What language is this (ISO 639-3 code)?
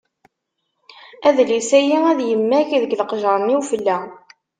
kab